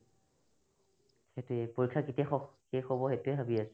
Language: Assamese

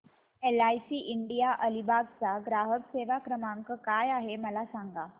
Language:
Marathi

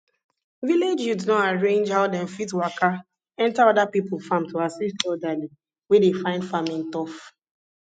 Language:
Nigerian Pidgin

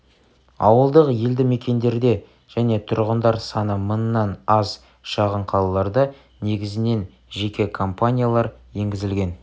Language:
Kazakh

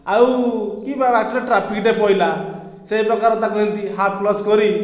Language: Odia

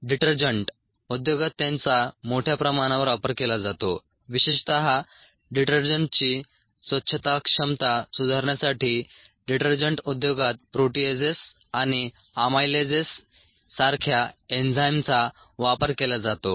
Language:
Marathi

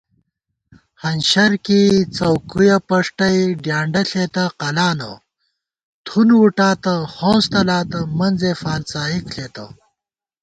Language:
Gawar-Bati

